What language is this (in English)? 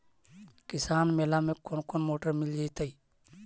Magahi